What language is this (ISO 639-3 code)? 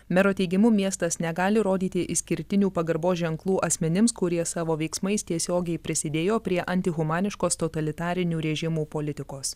lit